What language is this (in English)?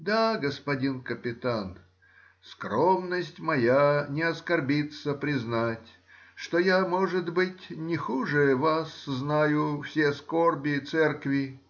Russian